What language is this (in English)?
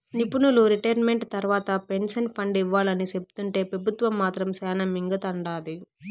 Telugu